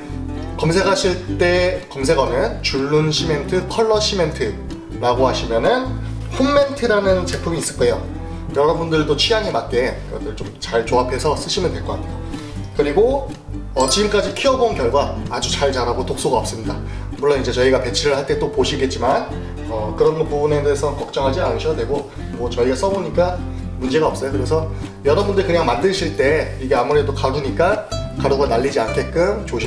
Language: Korean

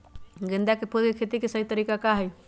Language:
Magahi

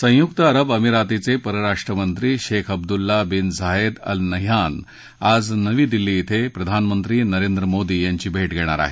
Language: Marathi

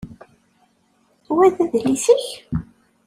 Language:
Kabyle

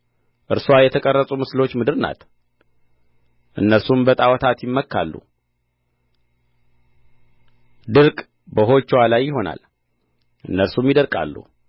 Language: Amharic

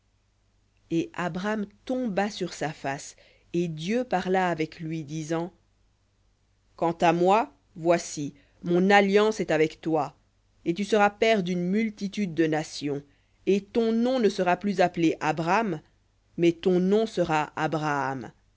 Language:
French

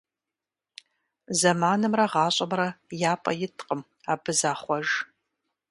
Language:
Kabardian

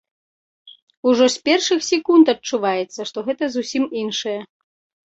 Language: Belarusian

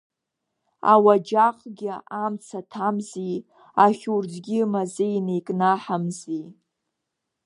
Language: Abkhazian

